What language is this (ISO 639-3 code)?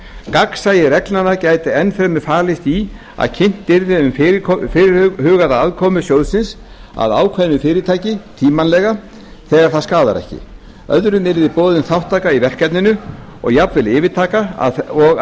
isl